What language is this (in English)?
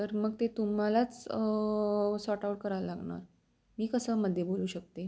Marathi